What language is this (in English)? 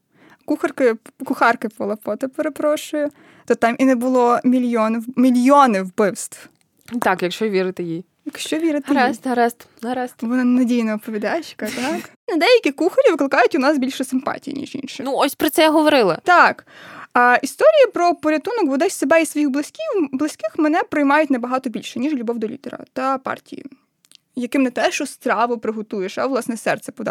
Ukrainian